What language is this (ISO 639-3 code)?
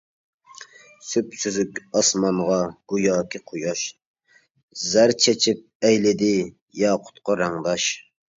uig